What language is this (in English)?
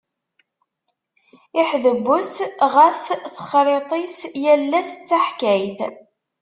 Kabyle